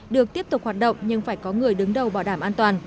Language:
Vietnamese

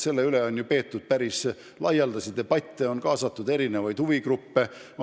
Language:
Estonian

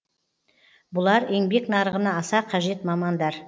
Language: Kazakh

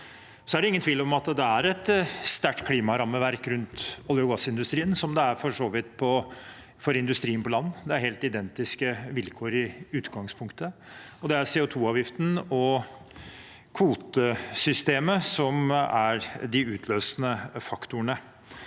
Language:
Norwegian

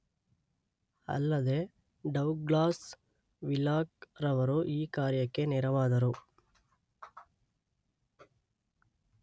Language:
Kannada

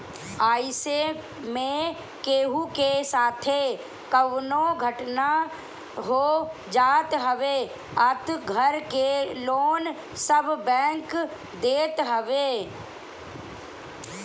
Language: Bhojpuri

